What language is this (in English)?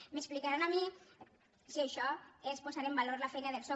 Catalan